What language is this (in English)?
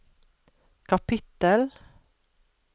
Norwegian